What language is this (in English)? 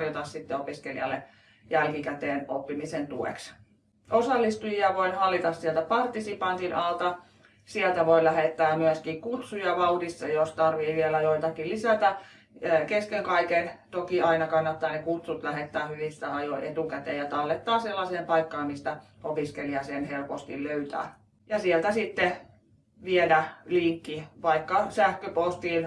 Finnish